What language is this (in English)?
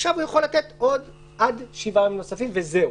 Hebrew